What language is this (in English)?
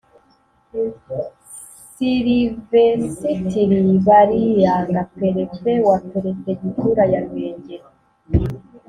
Kinyarwanda